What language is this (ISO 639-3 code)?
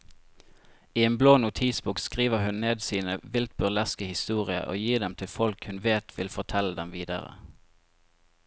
nor